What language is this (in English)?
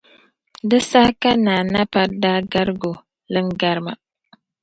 Dagbani